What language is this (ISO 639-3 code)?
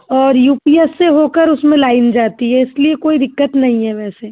hin